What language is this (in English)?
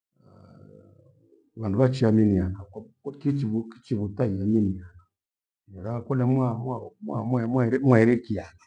Gweno